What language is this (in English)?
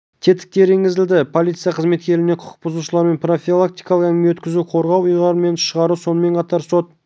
Kazakh